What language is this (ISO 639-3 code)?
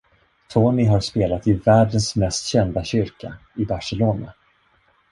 swe